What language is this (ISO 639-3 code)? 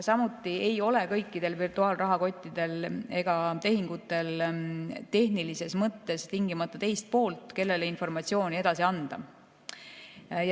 est